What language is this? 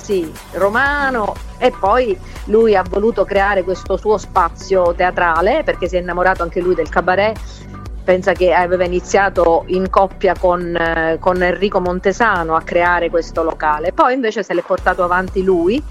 Italian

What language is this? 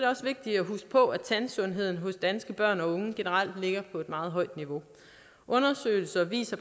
Danish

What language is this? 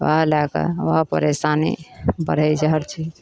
Maithili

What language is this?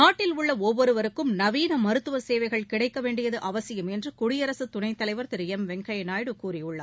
Tamil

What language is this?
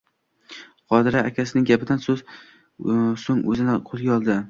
Uzbek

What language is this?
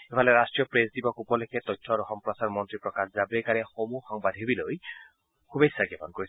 Assamese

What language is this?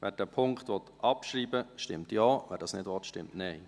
Swiss German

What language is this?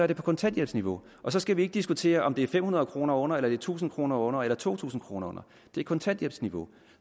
Danish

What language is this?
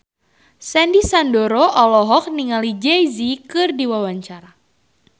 Sundanese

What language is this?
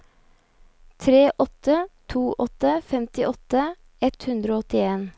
Norwegian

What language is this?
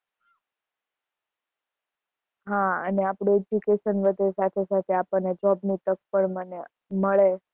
Gujarati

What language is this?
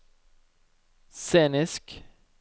Norwegian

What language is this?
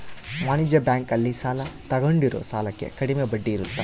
Kannada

